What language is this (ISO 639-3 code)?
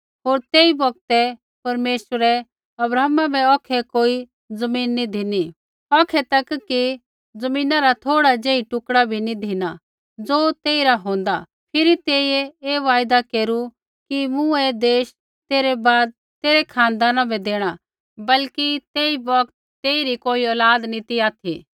kfx